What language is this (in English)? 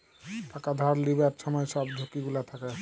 Bangla